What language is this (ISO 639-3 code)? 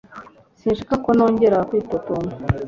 kin